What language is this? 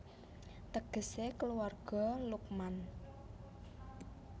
Javanese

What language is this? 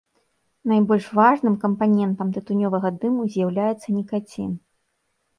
Belarusian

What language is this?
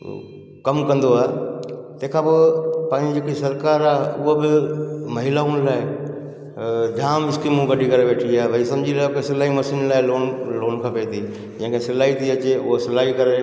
Sindhi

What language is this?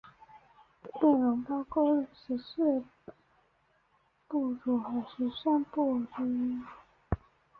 Chinese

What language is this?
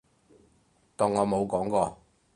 Cantonese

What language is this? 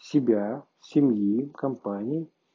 Russian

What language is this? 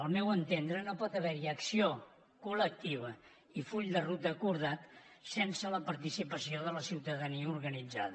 Catalan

